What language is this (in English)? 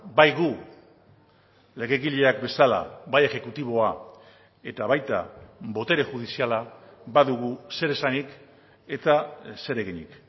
Basque